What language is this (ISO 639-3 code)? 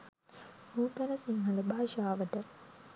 sin